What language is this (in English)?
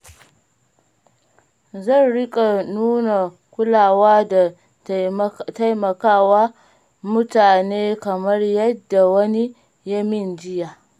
Hausa